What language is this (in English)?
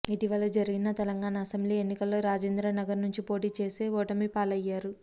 Telugu